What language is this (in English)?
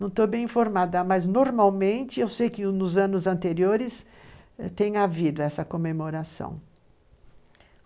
Portuguese